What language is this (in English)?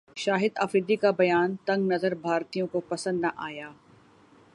Urdu